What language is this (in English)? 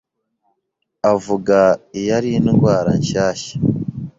Kinyarwanda